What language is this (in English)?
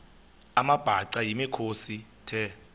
Xhosa